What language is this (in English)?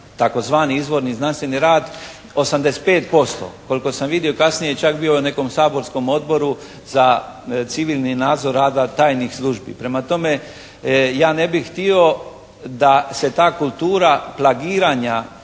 Croatian